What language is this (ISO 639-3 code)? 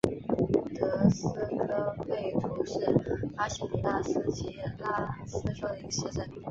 zho